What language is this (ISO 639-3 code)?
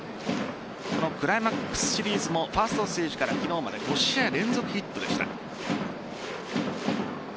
jpn